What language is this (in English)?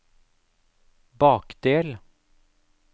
Norwegian